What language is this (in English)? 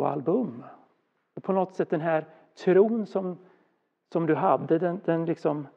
Swedish